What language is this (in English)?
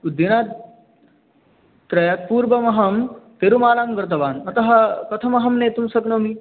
Sanskrit